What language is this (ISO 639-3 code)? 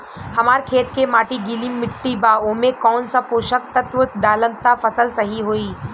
bho